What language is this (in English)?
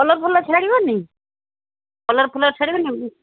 Odia